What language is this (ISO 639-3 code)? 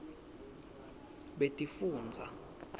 ssw